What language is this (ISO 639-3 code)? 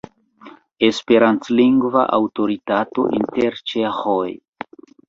epo